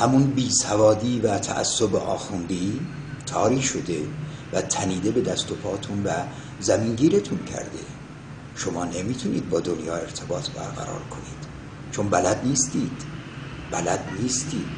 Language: Persian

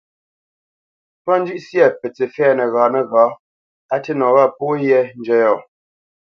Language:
Bamenyam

